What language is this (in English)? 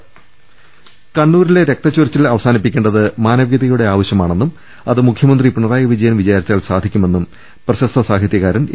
Malayalam